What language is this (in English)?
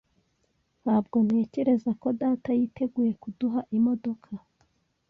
Kinyarwanda